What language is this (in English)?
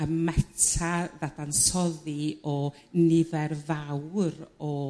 Welsh